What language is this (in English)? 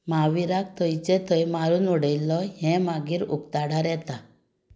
Konkani